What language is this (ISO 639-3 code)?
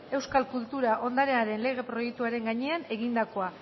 eus